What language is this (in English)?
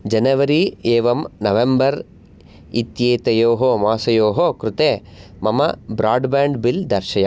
Sanskrit